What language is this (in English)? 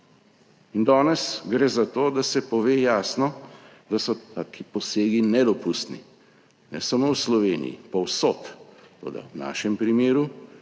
Slovenian